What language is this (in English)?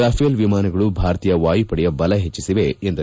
Kannada